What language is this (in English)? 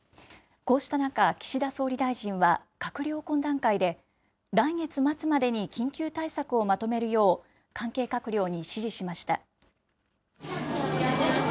Japanese